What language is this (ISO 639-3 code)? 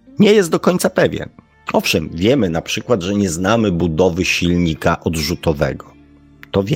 pol